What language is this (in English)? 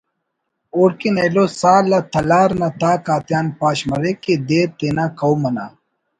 Brahui